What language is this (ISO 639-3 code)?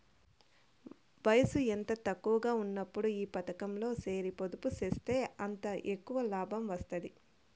tel